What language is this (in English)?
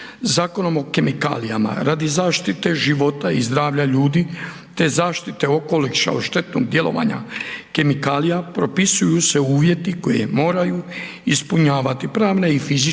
Croatian